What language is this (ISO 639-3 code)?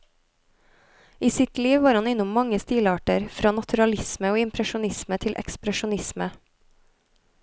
nor